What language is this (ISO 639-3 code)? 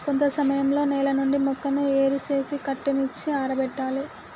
tel